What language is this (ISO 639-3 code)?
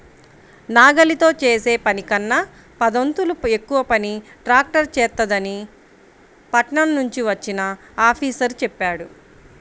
tel